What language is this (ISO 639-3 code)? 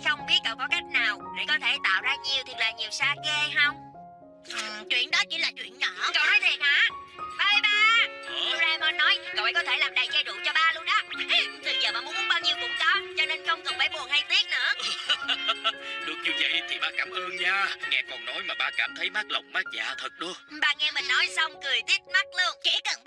vie